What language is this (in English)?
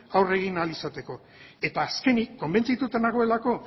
Basque